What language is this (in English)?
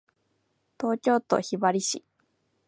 Japanese